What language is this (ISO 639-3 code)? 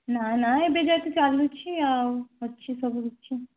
ori